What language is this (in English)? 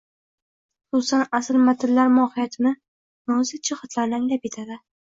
Uzbek